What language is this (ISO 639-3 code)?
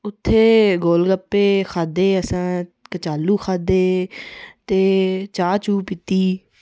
doi